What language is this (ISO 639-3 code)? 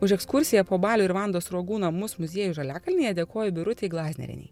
lit